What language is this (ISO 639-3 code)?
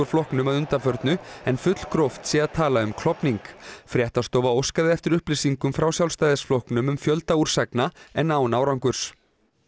isl